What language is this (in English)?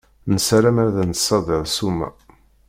Kabyle